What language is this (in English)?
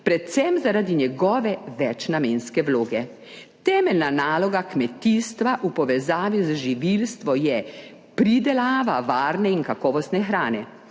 Slovenian